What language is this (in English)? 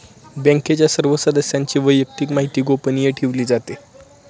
Marathi